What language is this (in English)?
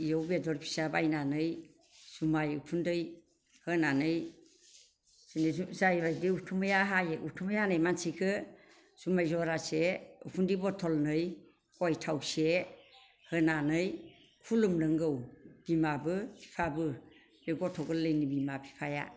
Bodo